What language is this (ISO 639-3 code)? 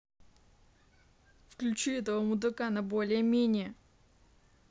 rus